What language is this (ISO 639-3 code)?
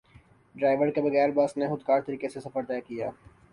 urd